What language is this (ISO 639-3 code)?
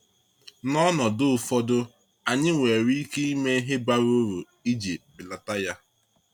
ibo